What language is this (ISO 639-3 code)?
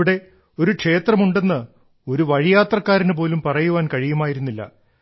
mal